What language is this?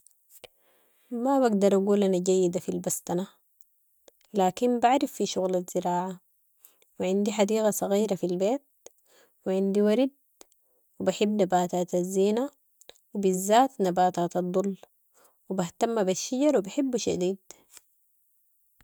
Sudanese Arabic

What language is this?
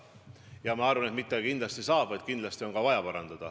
Estonian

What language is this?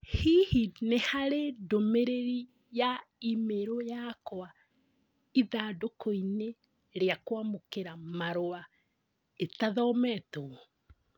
Kikuyu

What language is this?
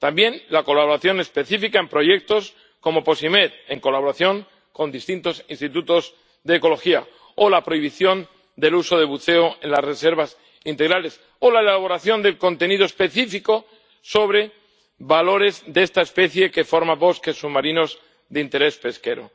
Spanish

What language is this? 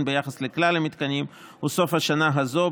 Hebrew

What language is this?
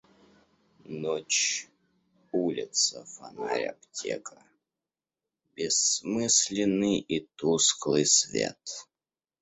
Russian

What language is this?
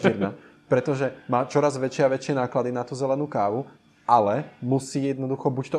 Czech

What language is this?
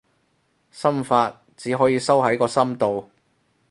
Cantonese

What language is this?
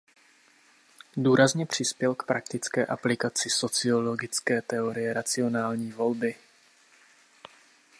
Czech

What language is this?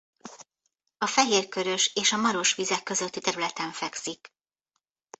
Hungarian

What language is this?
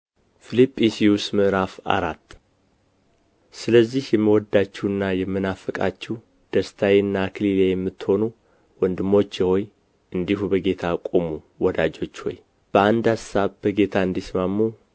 Amharic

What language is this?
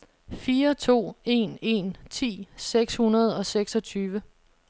Danish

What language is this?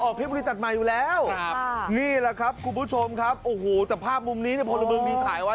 Thai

